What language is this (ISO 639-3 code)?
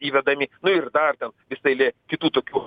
lit